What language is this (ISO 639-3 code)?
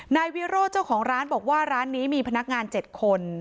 tha